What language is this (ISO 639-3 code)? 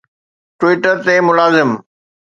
snd